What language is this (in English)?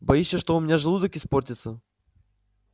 Russian